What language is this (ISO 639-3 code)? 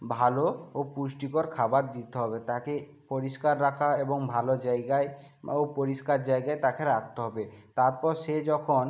ben